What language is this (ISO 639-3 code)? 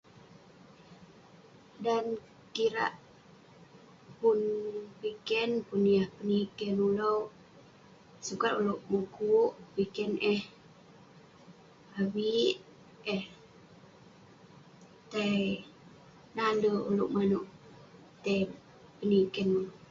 pne